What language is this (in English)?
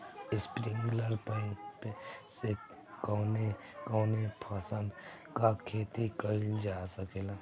Bhojpuri